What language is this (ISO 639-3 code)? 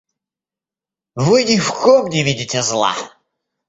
rus